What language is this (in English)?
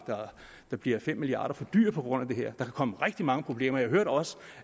Danish